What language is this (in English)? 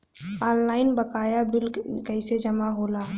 Bhojpuri